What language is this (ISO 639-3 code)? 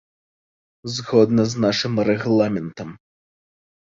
bel